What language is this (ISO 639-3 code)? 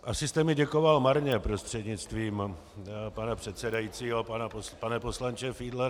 ces